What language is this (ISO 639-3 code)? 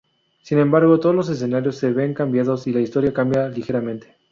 spa